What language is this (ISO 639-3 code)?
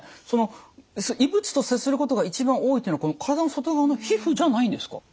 jpn